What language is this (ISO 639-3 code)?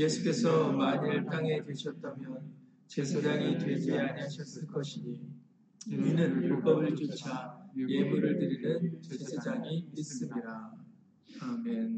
kor